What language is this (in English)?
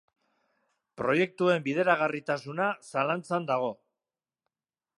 Basque